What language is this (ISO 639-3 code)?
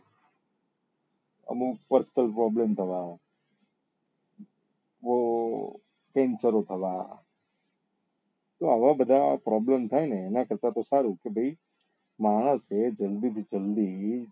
guj